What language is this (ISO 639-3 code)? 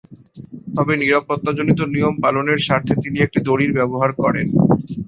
ben